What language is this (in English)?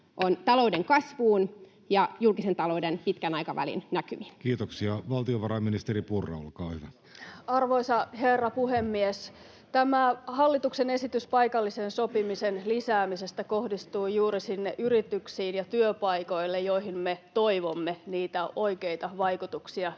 Finnish